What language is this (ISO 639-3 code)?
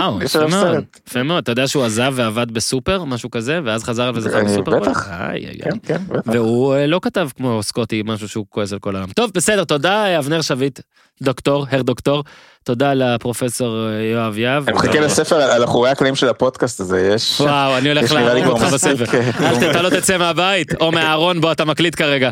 heb